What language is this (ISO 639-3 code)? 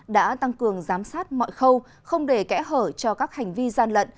vie